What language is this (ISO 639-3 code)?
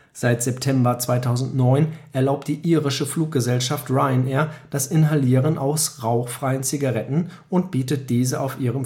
deu